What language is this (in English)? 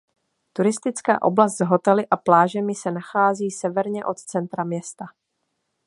Czech